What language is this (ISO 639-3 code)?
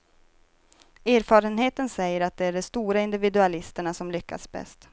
swe